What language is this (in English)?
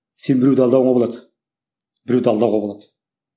Kazakh